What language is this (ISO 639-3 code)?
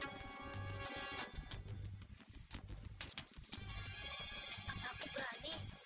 ind